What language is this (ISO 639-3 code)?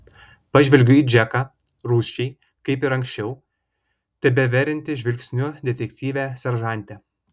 lit